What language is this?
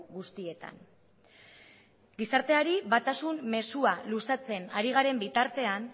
Basque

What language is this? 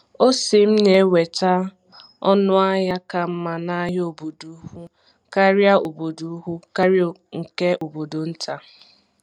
Igbo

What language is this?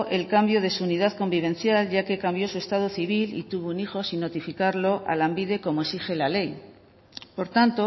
Spanish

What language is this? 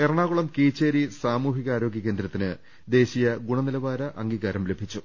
Malayalam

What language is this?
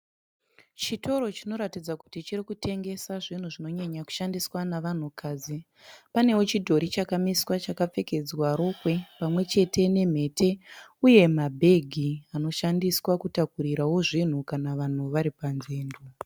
Shona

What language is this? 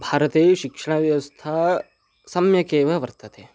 Sanskrit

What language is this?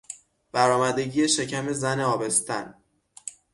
Persian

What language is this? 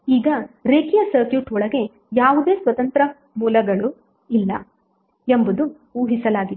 Kannada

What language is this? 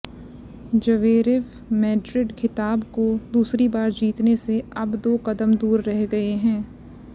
Hindi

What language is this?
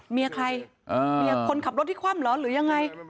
Thai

